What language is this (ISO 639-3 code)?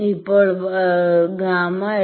mal